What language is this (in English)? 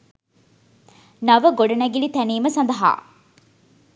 Sinhala